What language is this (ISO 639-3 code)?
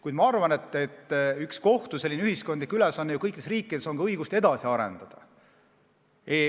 est